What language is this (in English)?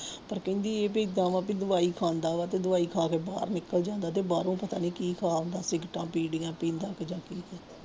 Punjabi